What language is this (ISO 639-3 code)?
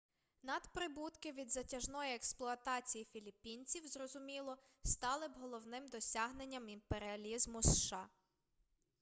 ukr